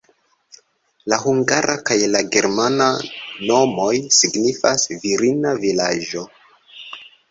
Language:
Esperanto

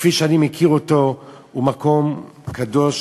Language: Hebrew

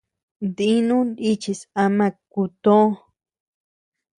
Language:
Tepeuxila Cuicatec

